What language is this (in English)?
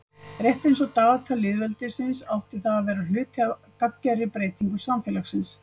Icelandic